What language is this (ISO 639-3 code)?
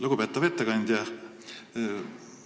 est